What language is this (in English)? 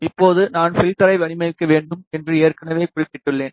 Tamil